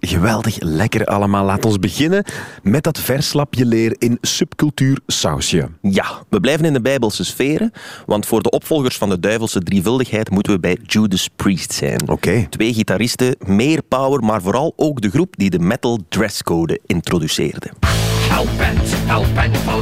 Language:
Dutch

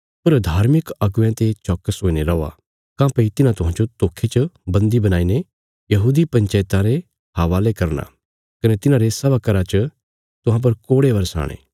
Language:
Bilaspuri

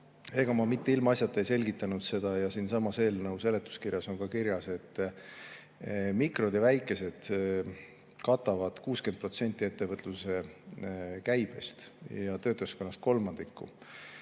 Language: Estonian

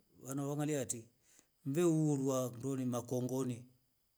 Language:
Rombo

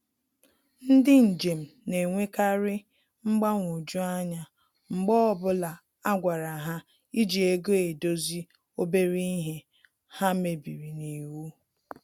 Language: Igbo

